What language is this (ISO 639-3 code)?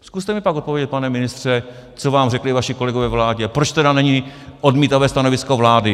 ces